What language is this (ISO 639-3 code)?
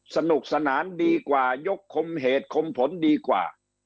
tha